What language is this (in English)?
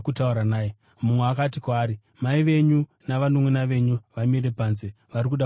Shona